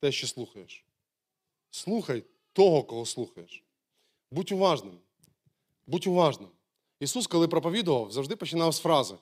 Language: Ukrainian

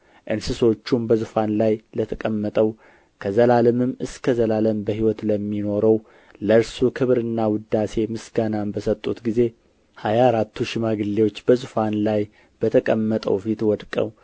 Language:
Amharic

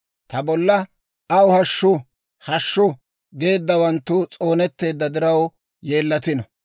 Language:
Dawro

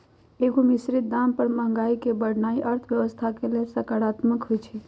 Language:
Magahi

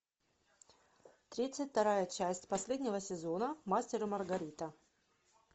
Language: Russian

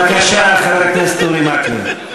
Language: Hebrew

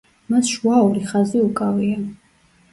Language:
Georgian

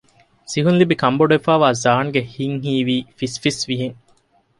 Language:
Divehi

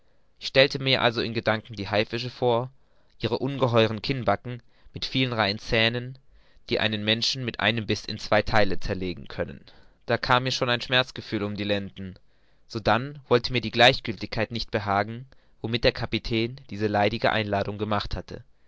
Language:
German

